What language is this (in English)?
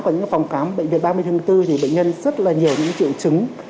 Vietnamese